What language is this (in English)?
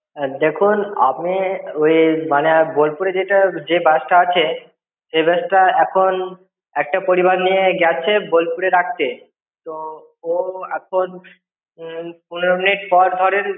Bangla